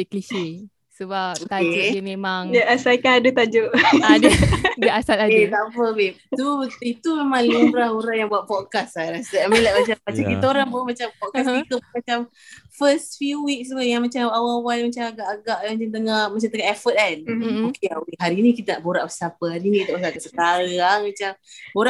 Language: Malay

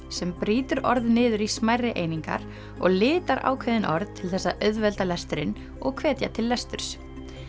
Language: Icelandic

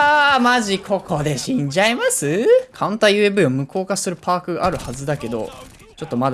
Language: Japanese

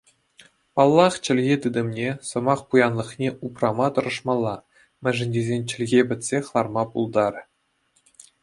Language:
Chuvash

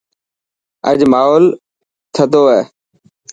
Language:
Dhatki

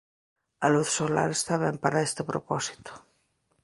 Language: Galician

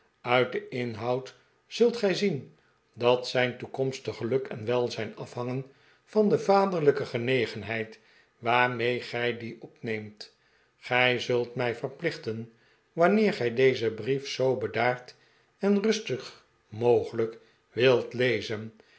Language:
Dutch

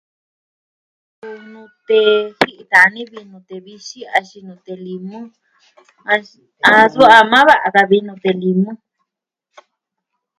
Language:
Southwestern Tlaxiaco Mixtec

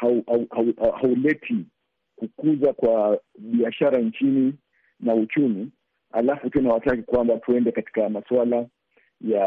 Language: Swahili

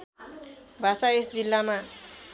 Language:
Nepali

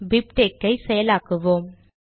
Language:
Tamil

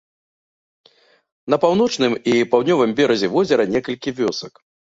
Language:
Belarusian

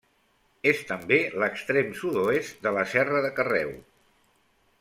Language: Catalan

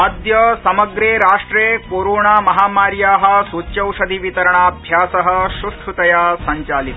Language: Sanskrit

